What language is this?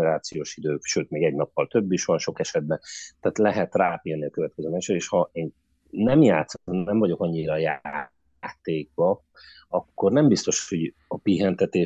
Hungarian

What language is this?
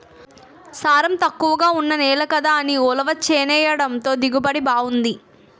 Telugu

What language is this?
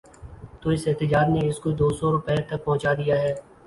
Urdu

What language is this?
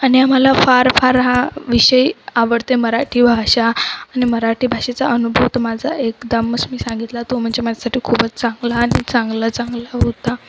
Marathi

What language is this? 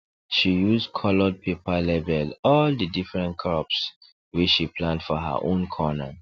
Nigerian Pidgin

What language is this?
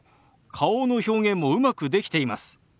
Japanese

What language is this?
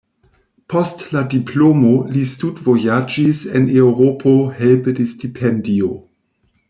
Esperanto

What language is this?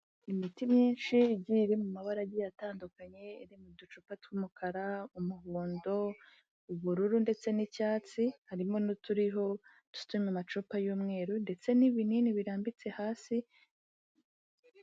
Kinyarwanda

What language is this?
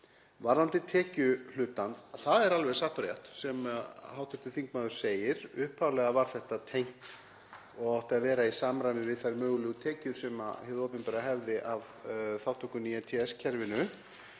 Icelandic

